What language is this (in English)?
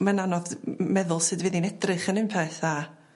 Welsh